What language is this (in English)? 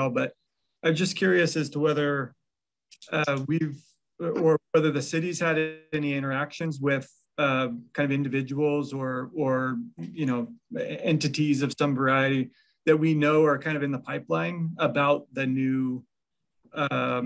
English